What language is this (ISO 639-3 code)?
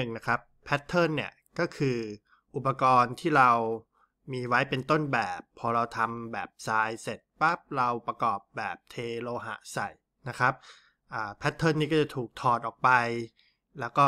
tha